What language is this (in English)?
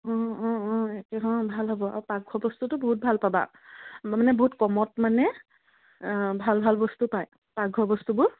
Assamese